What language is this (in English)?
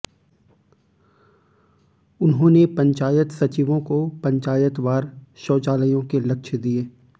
Hindi